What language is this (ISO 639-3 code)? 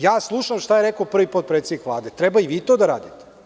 srp